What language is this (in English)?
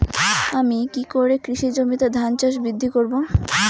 Bangla